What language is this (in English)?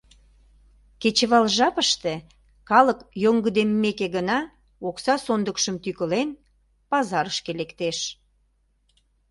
Mari